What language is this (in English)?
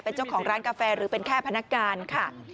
Thai